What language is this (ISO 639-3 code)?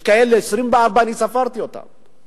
heb